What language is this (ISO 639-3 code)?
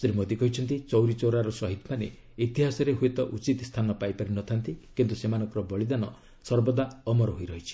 ori